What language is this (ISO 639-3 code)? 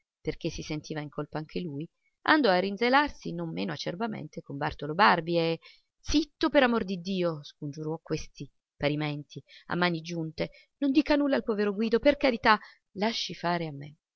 ita